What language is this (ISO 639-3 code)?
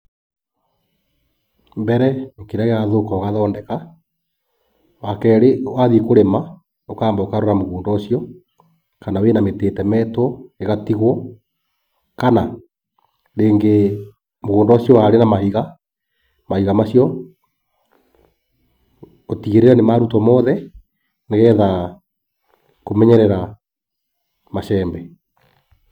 kik